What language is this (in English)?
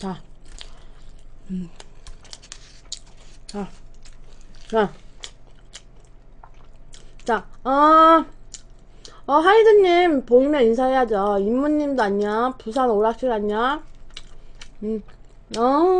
Korean